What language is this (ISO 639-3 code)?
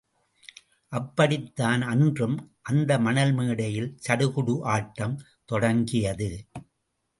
tam